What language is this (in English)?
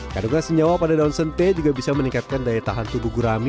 Indonesian